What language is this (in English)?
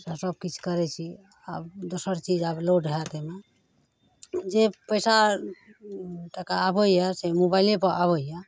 Maithili